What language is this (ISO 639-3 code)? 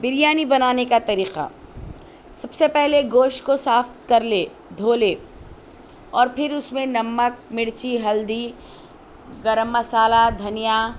urd